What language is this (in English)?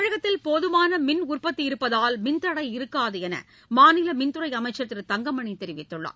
Tamil